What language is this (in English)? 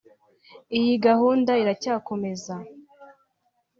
Kinyarwanda